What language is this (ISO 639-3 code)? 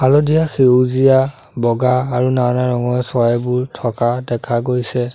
asm